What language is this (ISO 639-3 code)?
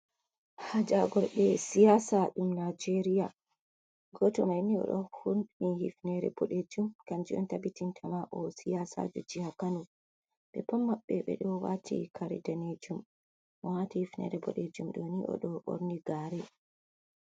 ful